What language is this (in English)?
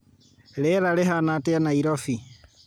Kikuyu